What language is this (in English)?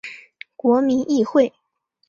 Chinese